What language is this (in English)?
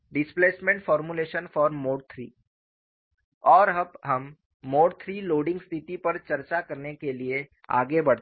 Hindi